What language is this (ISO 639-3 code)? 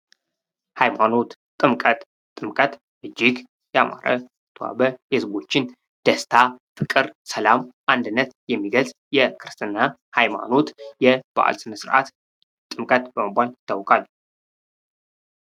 amh